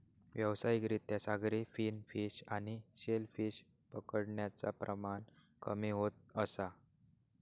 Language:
Marathi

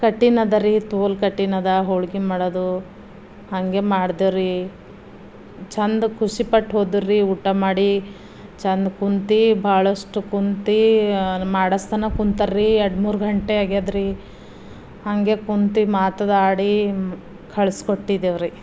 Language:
Kannada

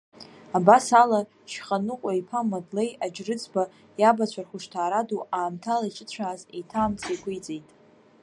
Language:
Abkhazian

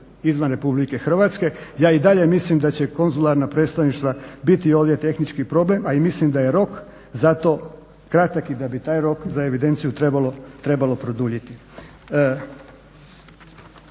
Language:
Croatian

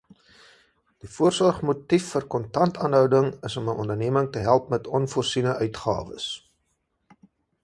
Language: Afrikaans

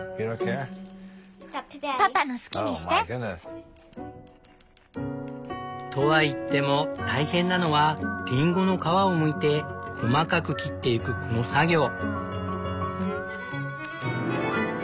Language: Japanese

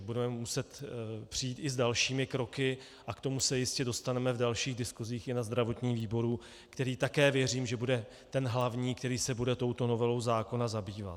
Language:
Czech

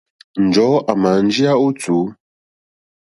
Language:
Mokpwe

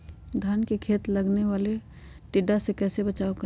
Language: Magahi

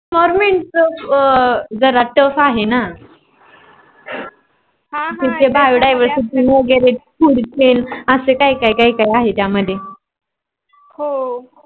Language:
Marathi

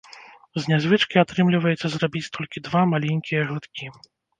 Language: Belarusian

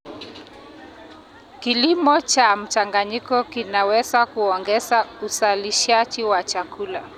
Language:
Kalenjin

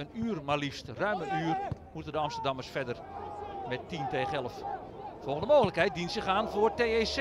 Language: Dutch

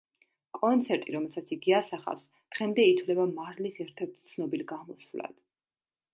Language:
Georgian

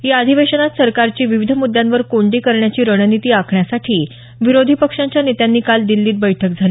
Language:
Marathi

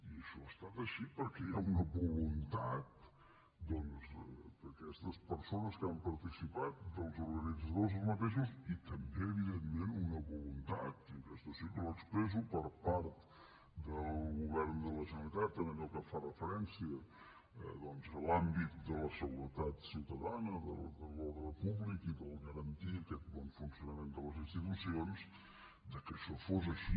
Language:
Catalan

